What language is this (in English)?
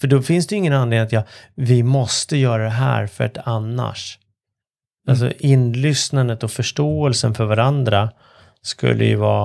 Swedish